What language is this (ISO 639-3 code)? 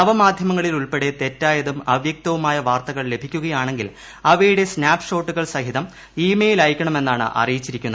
mal